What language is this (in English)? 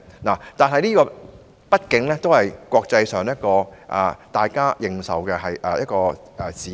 Cantonese